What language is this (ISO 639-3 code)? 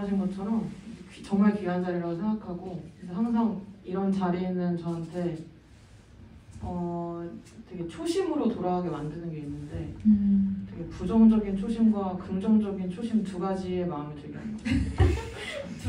kor